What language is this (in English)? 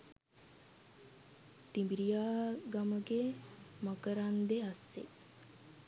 Sinhala